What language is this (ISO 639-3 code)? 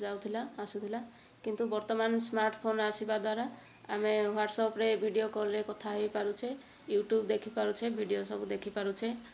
ori